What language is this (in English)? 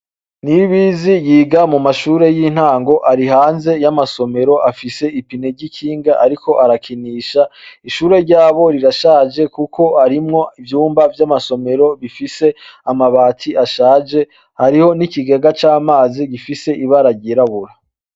Rundi